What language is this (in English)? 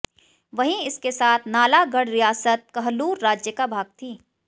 Hindi